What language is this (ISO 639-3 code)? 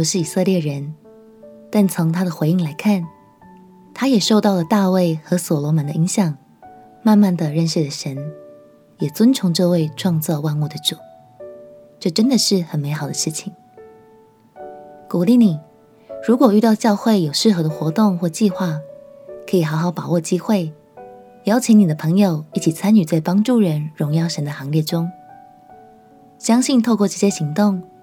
zho